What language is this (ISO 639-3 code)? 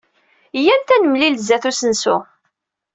kab